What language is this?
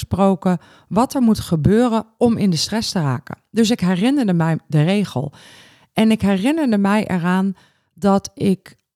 Dutch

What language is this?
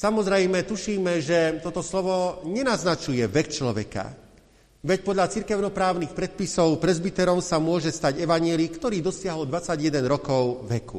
Slovak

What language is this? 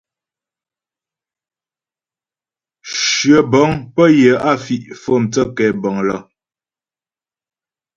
Ghomala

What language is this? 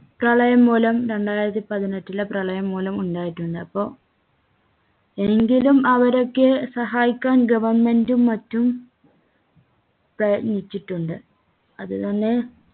Malayalam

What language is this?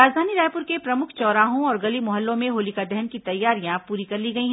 Hindi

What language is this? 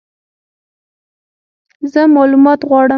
Pashto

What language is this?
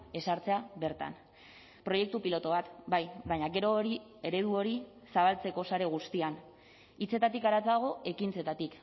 Basque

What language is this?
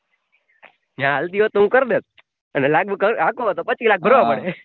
Gujarati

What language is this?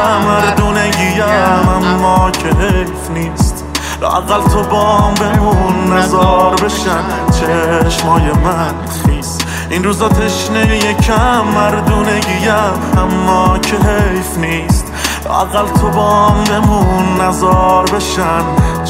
Persian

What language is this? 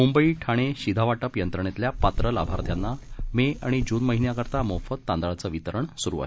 Marathi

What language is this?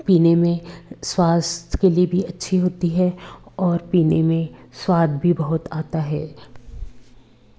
Hindi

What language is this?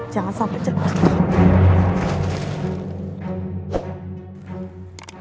Indonesian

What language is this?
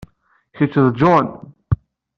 Kabyle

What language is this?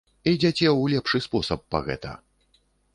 Belarusian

